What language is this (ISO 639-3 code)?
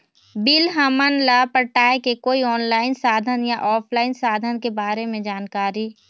hne